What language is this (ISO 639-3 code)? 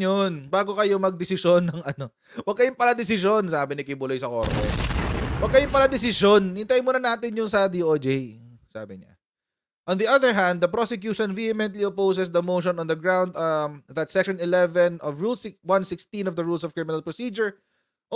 fil